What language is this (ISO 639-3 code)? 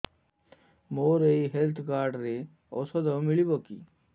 ori